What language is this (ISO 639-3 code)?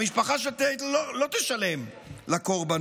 heb